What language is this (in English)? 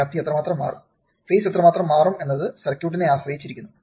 Malayalam